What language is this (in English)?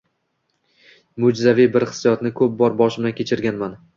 Uzbek